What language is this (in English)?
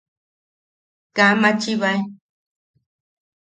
Yaqui